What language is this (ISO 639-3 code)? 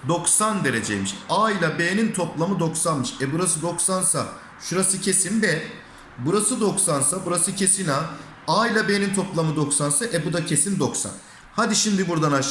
tur